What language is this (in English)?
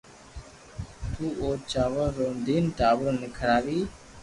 Loarki